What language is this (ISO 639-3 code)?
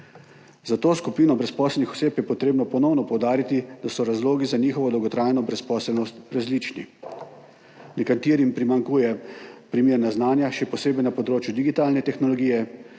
slv